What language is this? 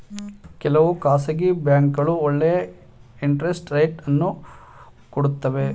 Kannada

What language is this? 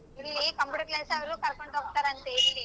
Kannada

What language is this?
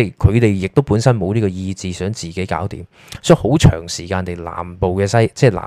Chinese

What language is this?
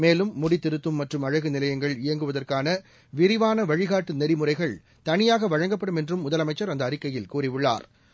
Tamil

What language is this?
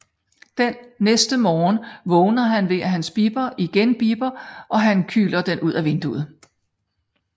Danish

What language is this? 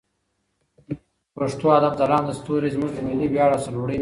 Pashto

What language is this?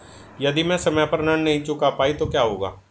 Hindi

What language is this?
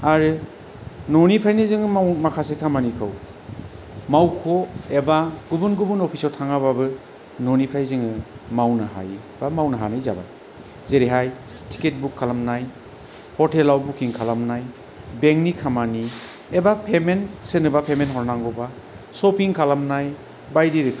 Bodo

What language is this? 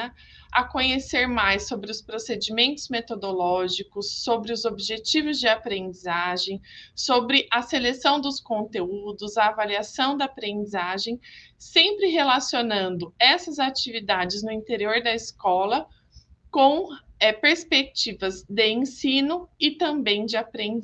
Portuguese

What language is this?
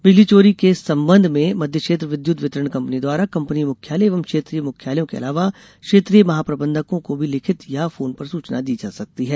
Hindi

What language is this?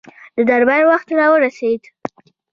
Pashto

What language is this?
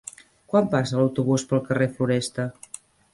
Catalan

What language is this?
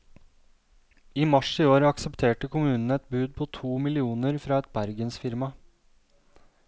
Norwegian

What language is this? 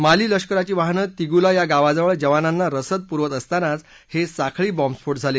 Marathi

